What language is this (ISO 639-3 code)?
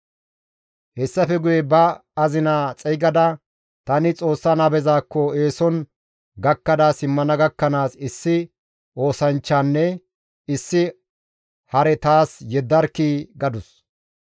gmv